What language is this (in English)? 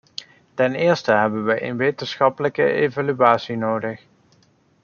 Dutch